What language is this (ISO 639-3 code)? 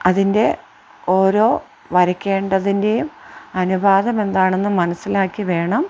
mal